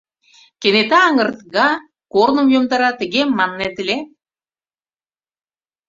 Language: Mari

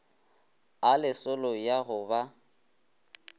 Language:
Northern Sotho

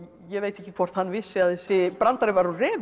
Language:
Icelandic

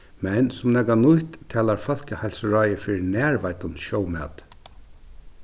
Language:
Faroese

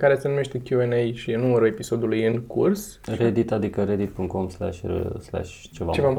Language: Romanian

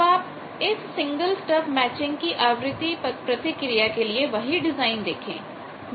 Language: Hindi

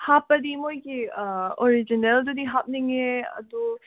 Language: Manipuri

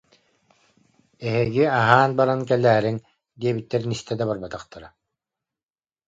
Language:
Yakut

